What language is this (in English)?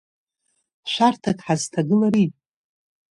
Abkhazian